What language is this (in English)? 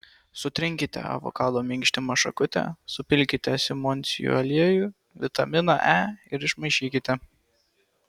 Lithuanian